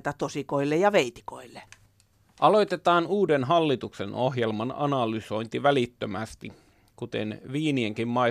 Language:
Finnish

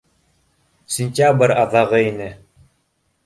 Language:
Bashkir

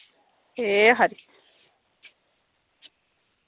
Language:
Dogri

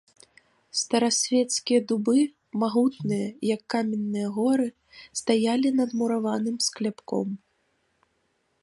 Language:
Belarusian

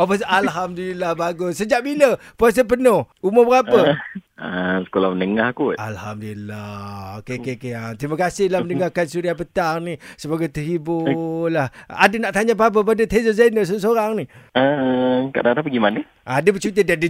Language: Malay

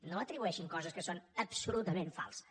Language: Catalan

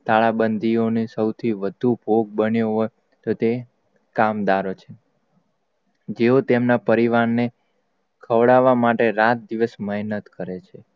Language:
Gujarati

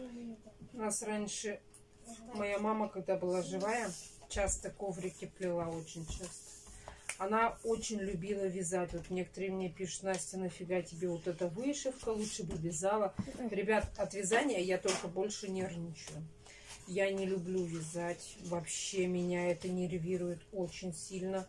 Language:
Russian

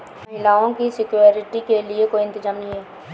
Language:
Hindi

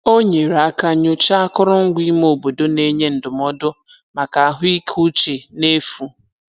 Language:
Igbo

